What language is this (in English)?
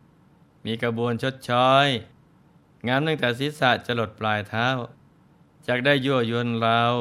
Thai